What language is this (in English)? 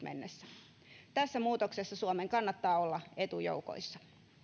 Finnish